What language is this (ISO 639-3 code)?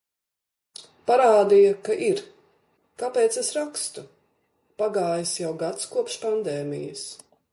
lav